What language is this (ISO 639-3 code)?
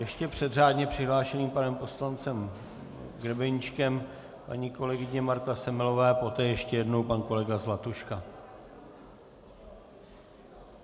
ces